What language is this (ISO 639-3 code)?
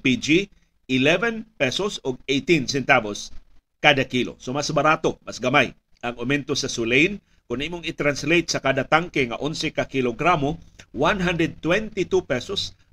fil